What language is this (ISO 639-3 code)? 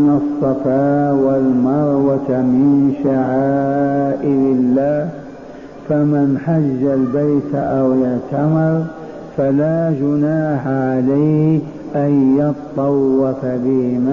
ara